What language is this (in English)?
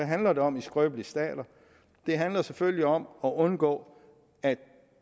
Danish